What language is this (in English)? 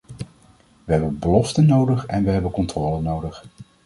Dutch